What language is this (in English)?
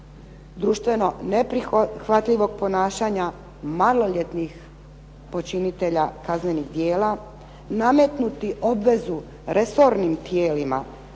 Croatian